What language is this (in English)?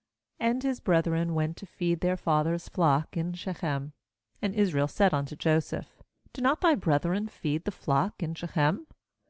English